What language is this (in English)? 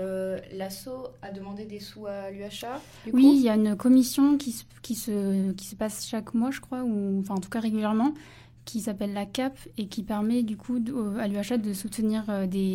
French